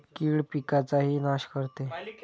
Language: Marathi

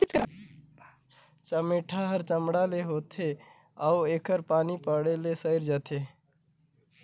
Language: Chhattisgarhi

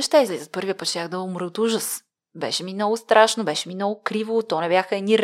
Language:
Bulgarian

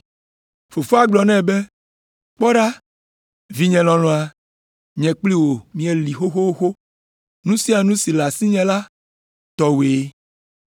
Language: Ewe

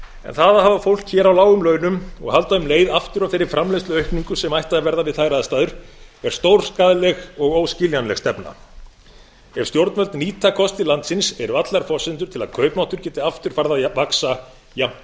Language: Icelandic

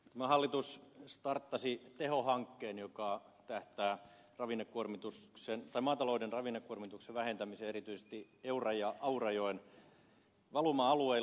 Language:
Finnish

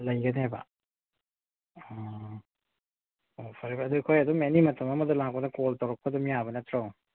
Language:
Manipuri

